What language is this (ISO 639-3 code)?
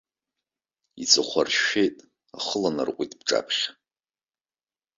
abk